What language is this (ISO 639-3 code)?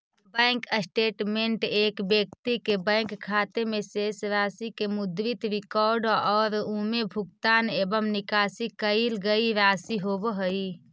mag